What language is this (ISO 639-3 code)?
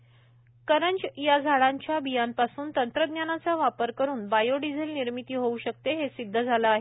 mar